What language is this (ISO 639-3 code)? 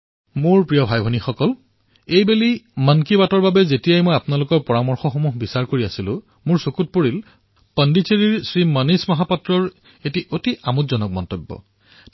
asm